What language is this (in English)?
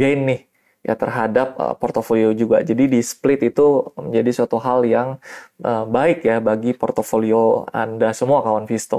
Indonesian